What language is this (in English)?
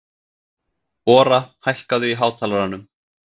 Icelandic